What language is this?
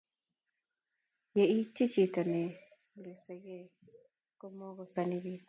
Kalenjin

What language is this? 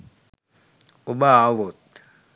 Sinhala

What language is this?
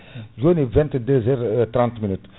Fula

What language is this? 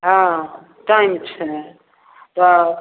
Maithili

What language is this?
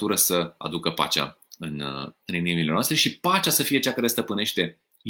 Romanian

